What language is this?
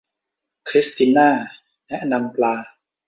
Thai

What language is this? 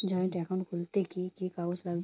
Bangla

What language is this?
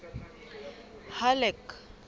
Southern Sotho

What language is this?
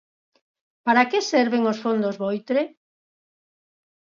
Galician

